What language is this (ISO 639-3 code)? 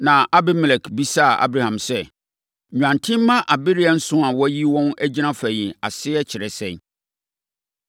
aka